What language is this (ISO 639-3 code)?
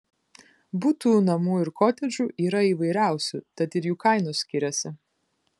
lit